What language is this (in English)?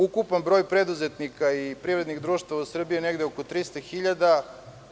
Serbian